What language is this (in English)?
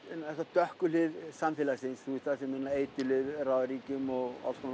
Icelandic